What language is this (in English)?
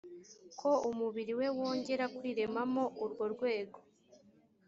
Kinyarwanda